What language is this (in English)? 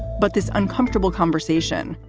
English